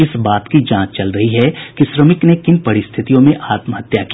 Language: Hindi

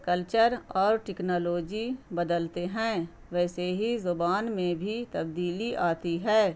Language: Urdu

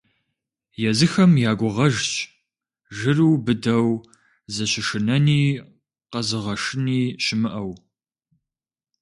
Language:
Kabardian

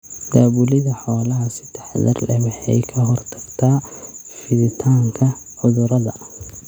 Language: Somali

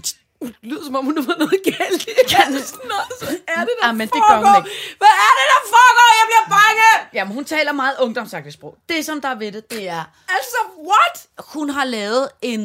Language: Danish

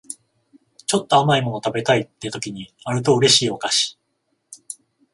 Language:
Japanese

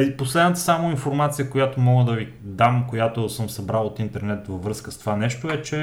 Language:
Bulgarian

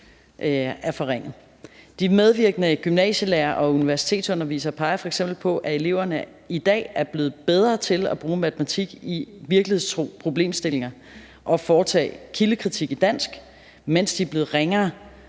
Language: Danish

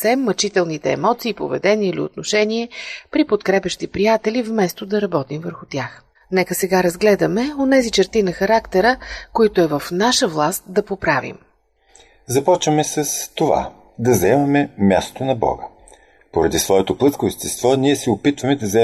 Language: Bulgarian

